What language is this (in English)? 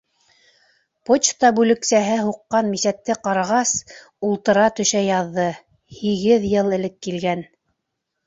Bashkir